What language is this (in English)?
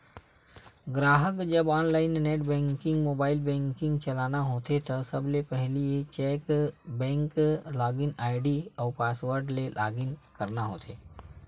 Chhattisgarhi